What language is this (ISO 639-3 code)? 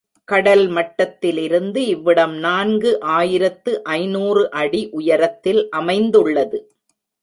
tam